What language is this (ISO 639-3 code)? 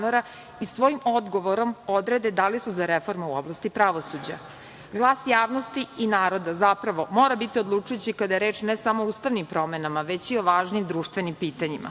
srp